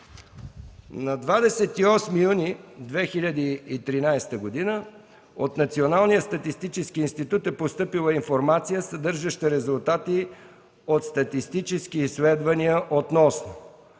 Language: Bulgarian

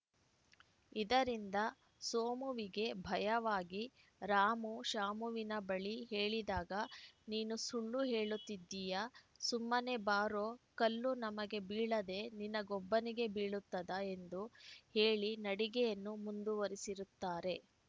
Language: Kannada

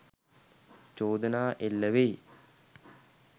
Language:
Sinhala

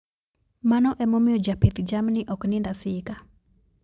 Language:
Luo (Kenya and Tanzania)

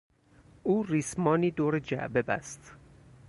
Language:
Persian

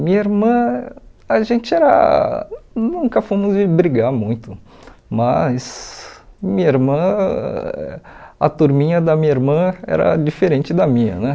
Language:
Portuguese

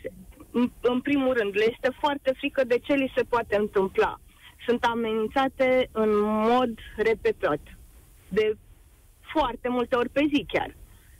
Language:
Romanian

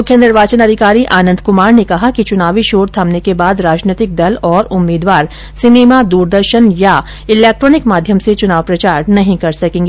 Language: Hindi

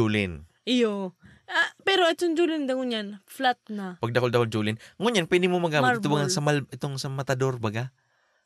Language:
Filipino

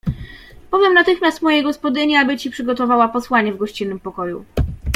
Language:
Polish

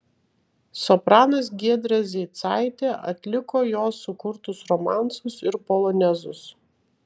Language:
Lithuanian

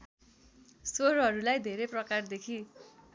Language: Nepali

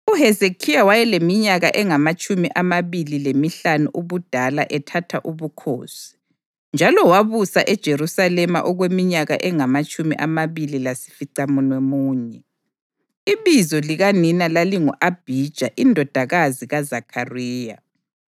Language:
North Ndebele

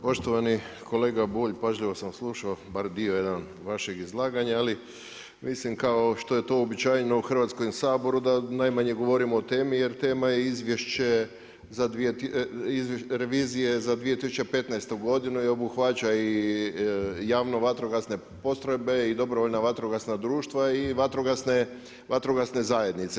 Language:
Croatian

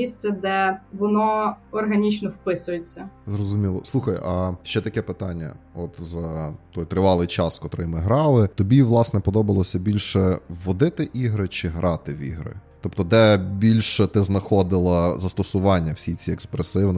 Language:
Ukrainian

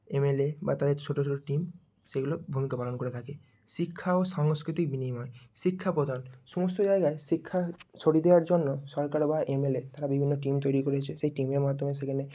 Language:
Bangla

